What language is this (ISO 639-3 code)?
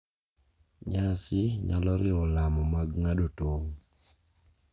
luo